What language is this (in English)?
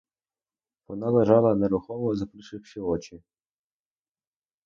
Ukrainian